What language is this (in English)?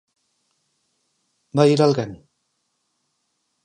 Galician